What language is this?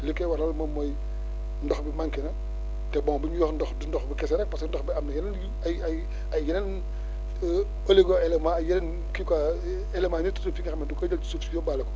Wolof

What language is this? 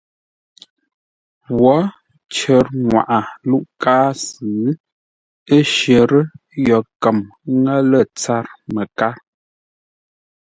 Ngombale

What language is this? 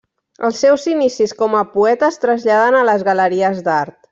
Catalan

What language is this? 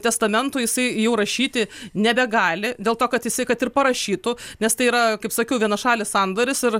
Lithuanian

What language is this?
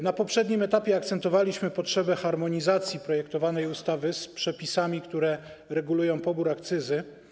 Polish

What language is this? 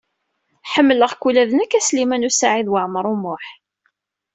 Kabyle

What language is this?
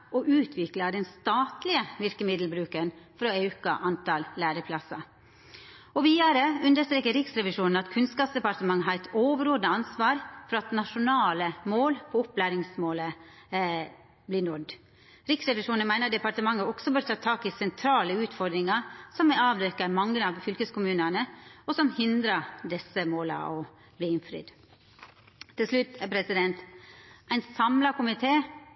Norwegian Nynorsk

